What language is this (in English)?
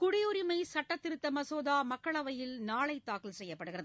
Tamil